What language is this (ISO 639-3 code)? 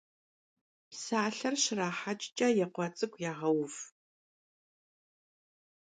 kbd